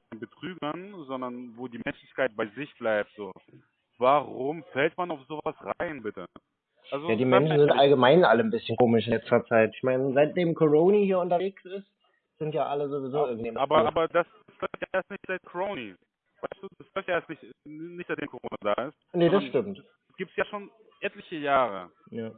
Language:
German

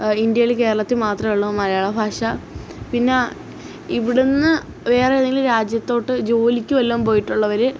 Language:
Malayalam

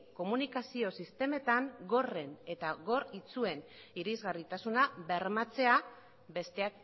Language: Basque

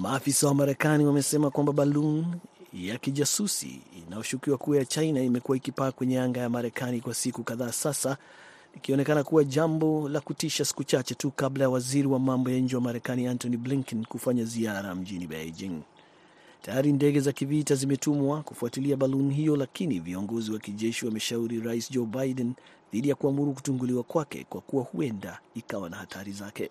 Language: Swahili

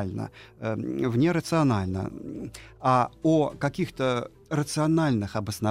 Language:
Russian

